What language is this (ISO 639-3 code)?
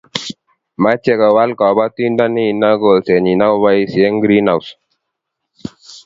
kln